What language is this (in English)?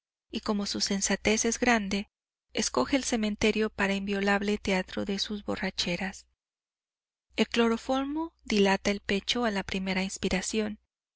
Spanish